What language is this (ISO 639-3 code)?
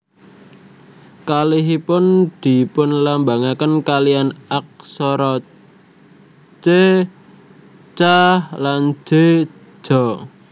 jav